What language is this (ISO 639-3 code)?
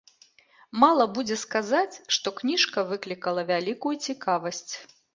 bel